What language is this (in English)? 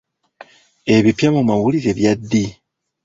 Ganda